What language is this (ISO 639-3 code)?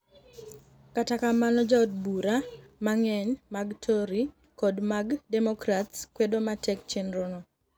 luo